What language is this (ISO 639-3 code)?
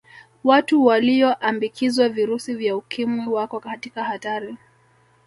swa